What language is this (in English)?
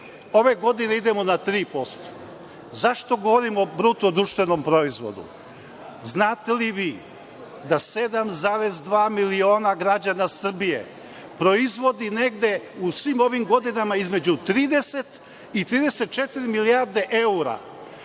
Serbian